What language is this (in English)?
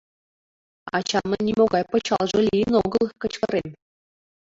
Mari